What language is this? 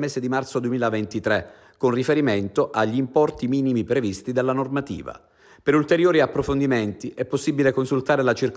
Italian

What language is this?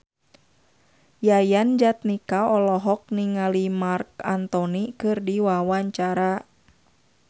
Sundanese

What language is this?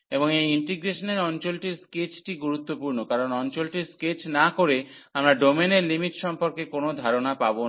Bangla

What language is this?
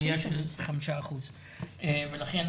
Hebrew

